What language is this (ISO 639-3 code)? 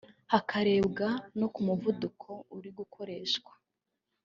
kin